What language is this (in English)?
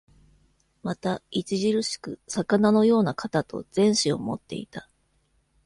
Japanese